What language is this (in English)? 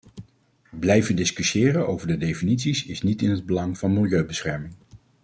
Dutch